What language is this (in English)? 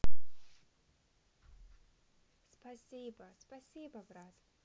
Russian